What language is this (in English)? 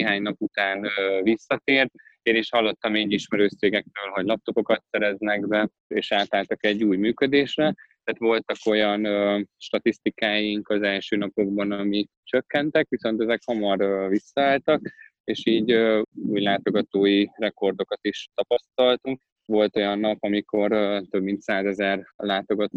Hungarian